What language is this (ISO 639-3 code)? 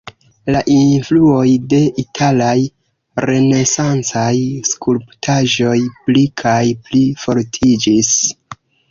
epo